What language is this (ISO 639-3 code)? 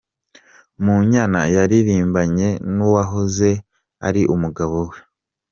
kin